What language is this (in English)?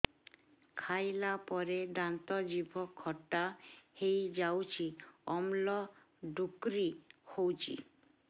Odia